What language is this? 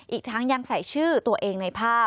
Thai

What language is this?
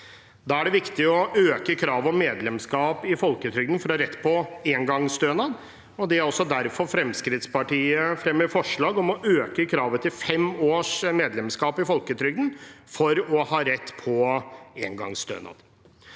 Norwegian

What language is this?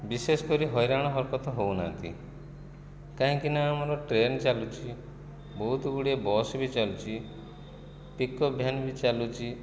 Odia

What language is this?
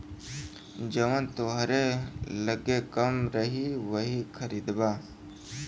Bhojpuri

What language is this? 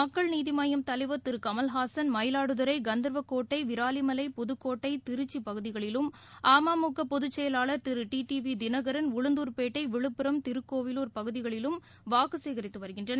Tamil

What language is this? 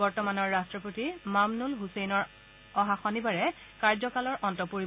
Assamese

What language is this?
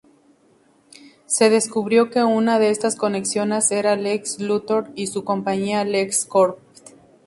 Spanish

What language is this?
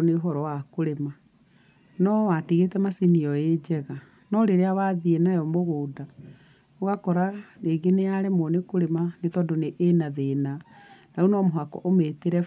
Kikuyu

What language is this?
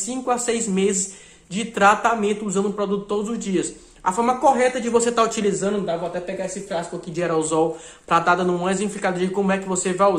Portuguese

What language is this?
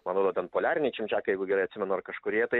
Lithuanian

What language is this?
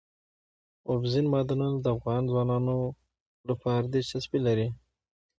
Pashto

